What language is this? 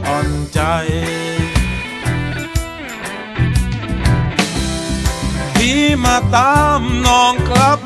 Thai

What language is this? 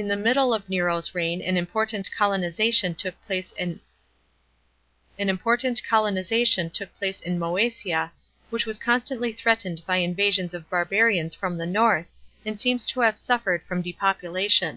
English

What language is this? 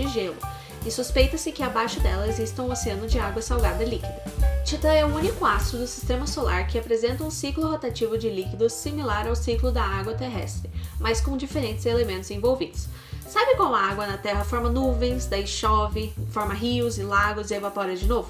Portuguese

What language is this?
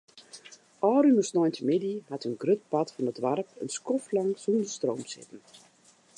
Western Frisian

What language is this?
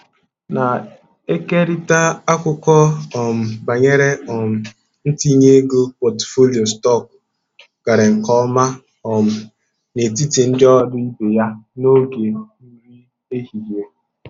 Igbo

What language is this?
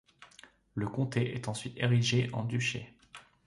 French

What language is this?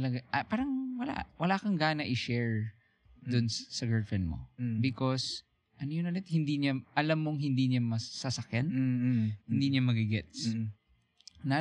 Filipino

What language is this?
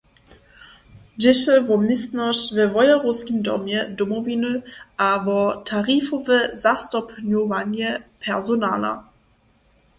Upper Sorbian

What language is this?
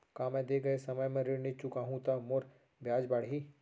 Chhattisgarhi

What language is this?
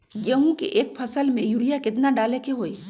Magahi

